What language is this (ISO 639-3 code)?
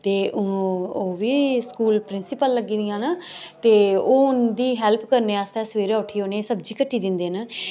doi